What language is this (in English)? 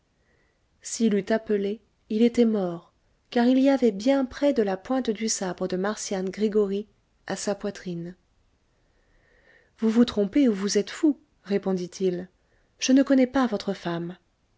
French